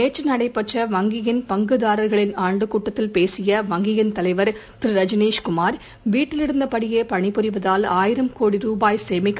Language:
Tamil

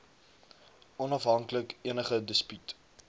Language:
Afrikaans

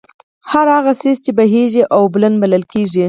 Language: Pashto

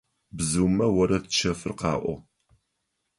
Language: Adyghe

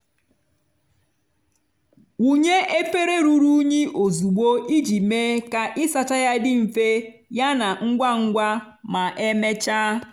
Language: Igbo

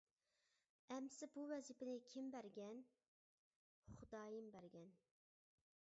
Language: Uyghur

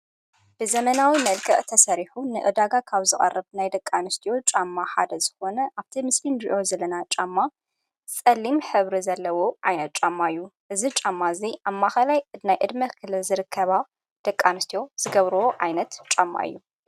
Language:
Tigrinya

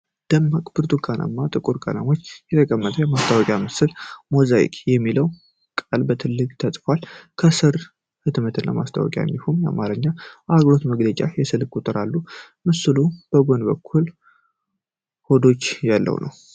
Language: Amharic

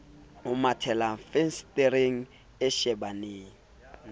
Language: Southern Sotho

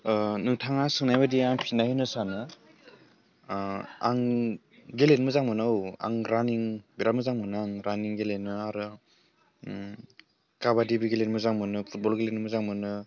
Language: Bodo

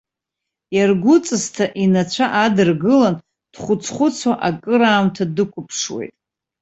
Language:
Abkhazian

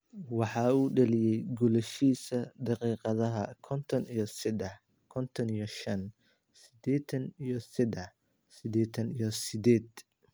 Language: Somali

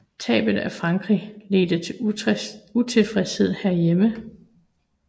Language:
Danish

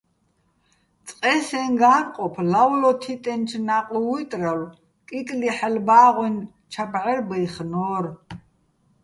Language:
Bats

